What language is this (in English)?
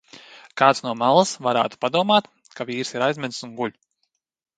Latvian